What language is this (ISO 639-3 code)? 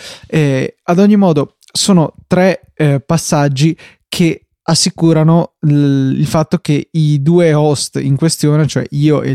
ita